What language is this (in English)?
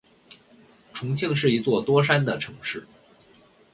Chinese